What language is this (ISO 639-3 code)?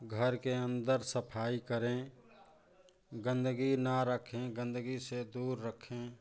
hin